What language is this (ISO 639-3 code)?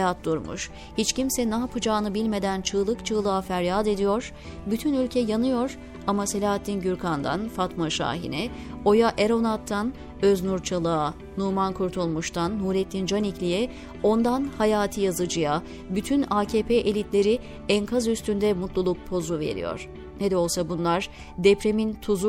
tur